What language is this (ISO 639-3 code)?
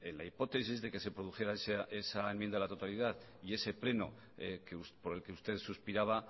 spa